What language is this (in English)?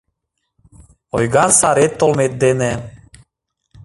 Mari